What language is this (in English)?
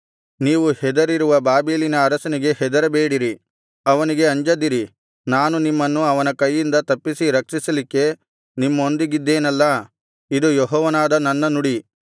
Kannada